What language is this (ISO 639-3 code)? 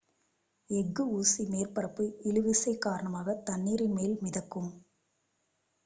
tam